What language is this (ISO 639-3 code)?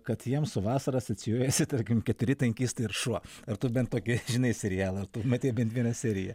lit